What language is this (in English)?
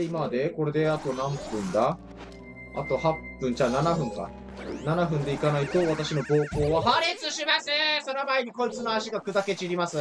Japanese